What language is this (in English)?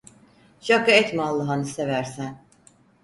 Turkish